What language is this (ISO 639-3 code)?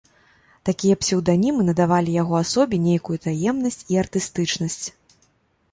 bel